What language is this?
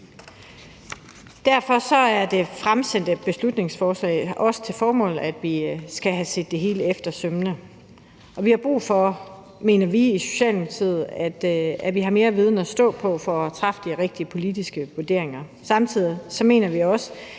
Danish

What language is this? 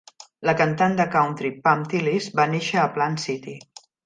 Catalan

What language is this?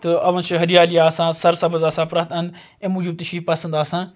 Kashmiri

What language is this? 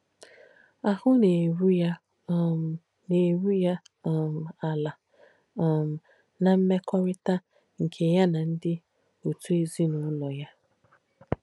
Igbo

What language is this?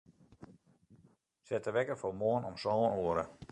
Western Frisian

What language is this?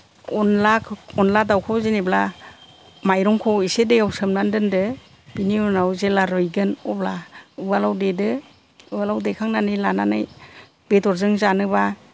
Bodo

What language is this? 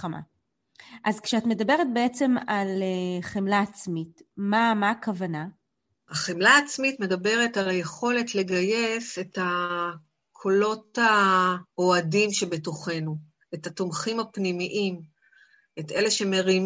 Hebrew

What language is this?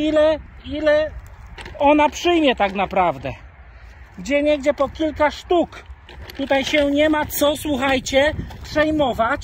Polish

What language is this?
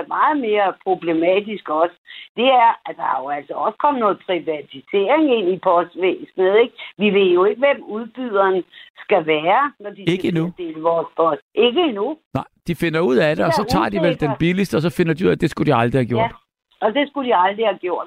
Danish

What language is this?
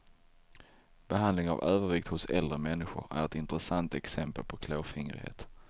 Swedish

